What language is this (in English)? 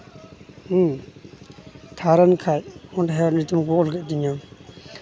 Santali